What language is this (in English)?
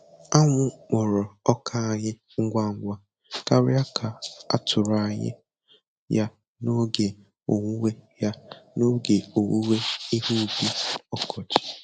Igbo